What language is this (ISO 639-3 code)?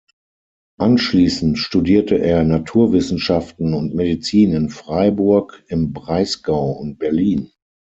deu